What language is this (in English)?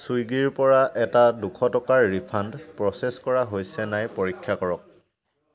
Assamese